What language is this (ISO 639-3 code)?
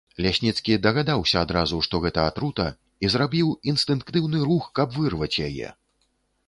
bel